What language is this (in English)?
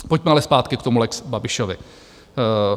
Czech